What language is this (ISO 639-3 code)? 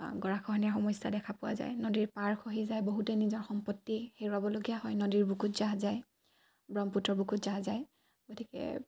asm